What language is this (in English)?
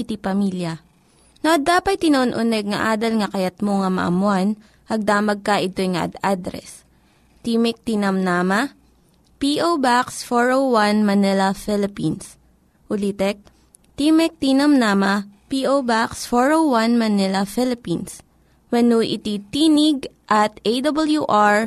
Filipino